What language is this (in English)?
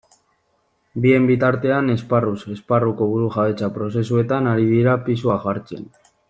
Basque